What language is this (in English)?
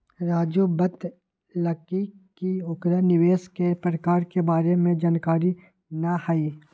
Magahi